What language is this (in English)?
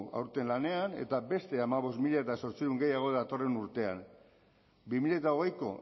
Basque